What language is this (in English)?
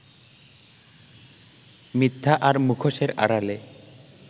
Bangla